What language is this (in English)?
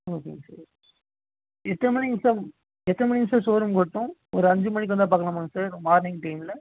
Tamil